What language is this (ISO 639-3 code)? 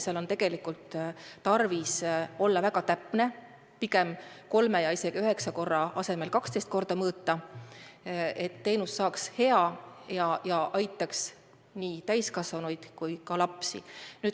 est